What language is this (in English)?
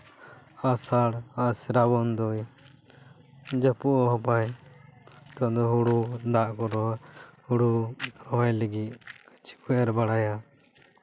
Santali